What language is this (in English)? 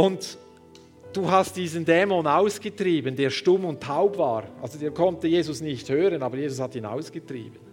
German